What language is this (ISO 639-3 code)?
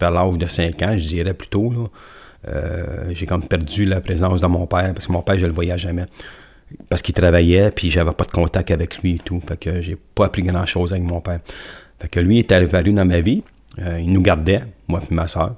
fra